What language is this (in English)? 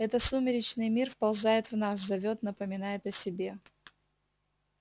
Russian